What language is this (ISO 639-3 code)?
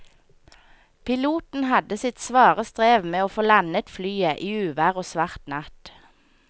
nor